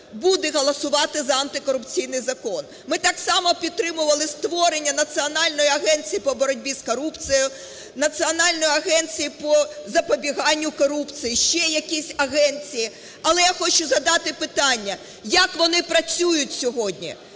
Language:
Ukrainian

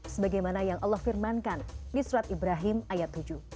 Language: Indonesian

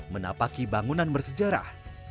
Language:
Indonesian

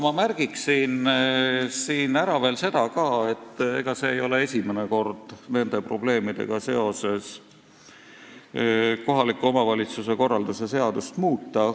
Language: Estonian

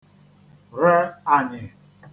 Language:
Igbo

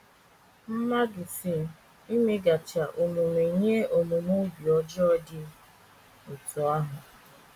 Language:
Igbo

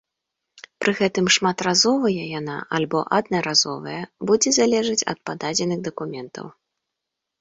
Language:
Belarusian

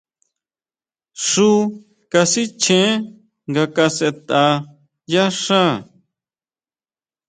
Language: Huautla Mazatec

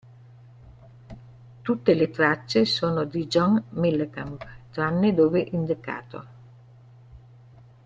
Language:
Italian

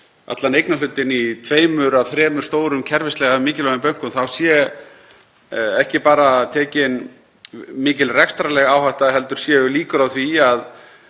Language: Icelandic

